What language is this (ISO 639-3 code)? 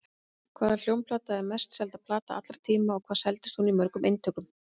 isl